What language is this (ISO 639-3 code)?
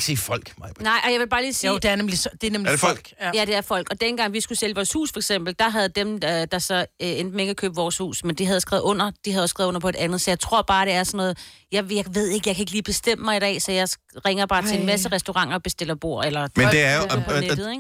dan